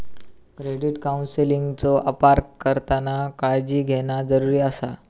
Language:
Marathi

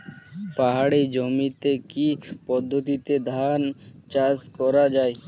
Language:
Bangla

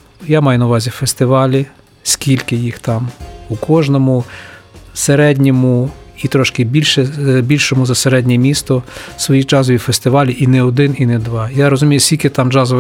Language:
Ukrainian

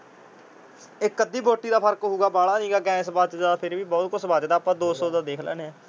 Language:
Punjabi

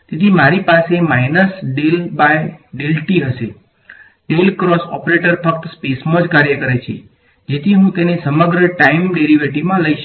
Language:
Gujarati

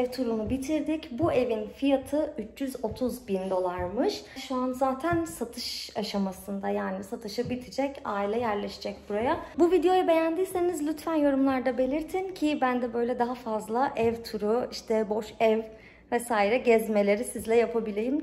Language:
Turkish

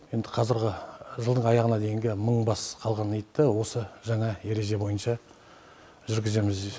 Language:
Kazakh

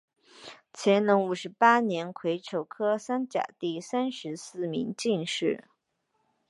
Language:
Chinese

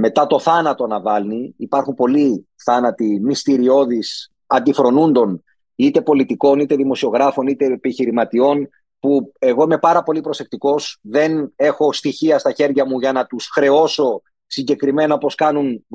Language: Greek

